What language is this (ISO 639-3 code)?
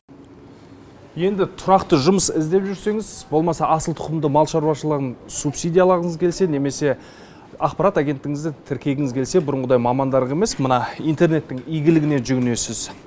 kaz